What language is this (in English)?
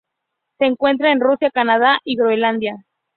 Spanish